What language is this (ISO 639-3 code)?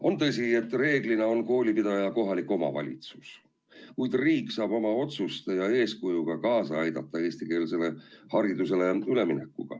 est